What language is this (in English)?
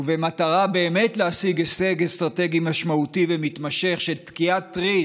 Hebrew